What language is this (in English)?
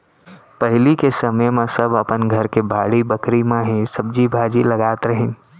Chhattisgarhi